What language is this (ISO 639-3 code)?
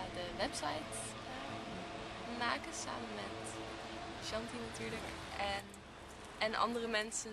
nld